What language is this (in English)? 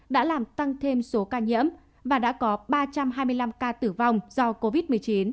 Vietnamese